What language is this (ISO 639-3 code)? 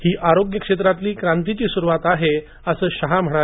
mar